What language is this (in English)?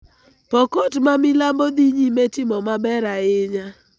Luo (Kenya and Tanzania)